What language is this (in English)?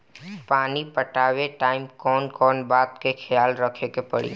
Bhojpuri